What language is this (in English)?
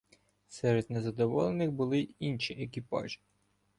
Ukrainian